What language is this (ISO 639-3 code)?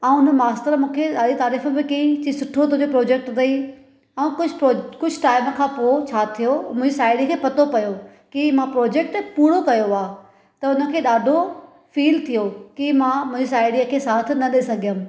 snd